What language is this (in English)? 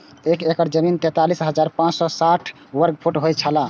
Maithili